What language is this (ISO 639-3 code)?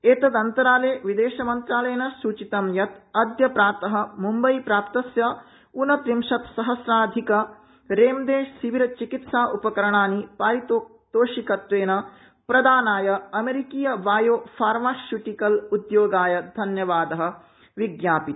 san